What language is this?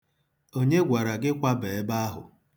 Igbo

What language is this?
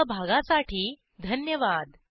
Marathi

